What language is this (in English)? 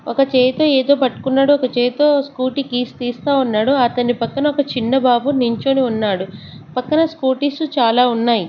Telugu